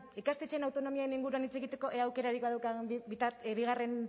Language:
Basque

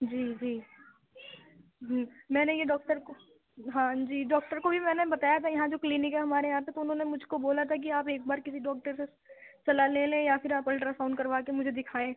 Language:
Urdu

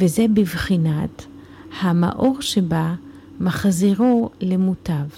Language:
Hebrew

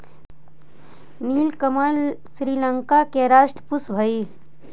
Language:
Magahi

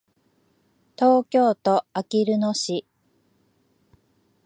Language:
Japanese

